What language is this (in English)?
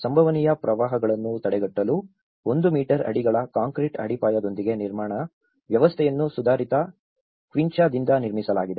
Kannada